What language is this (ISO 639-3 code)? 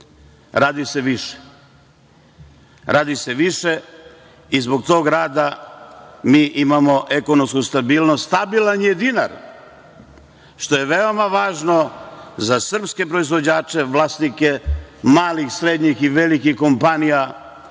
srp